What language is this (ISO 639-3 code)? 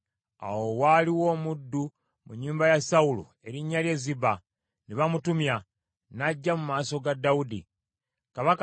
lug